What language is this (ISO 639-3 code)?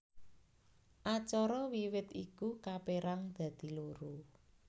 jav